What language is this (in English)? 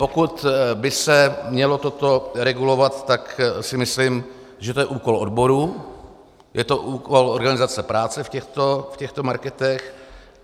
Czech